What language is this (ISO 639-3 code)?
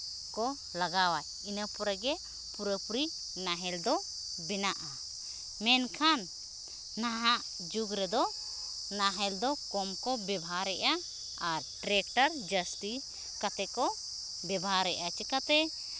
sat